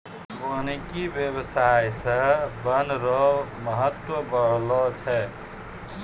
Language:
Maithili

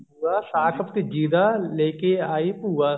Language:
Punjabi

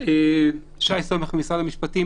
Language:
Hebrew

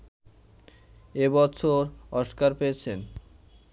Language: Bangla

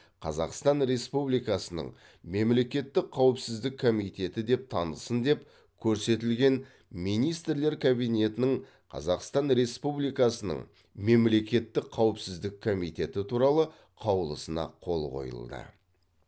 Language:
Kazakh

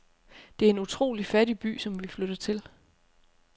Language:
Danish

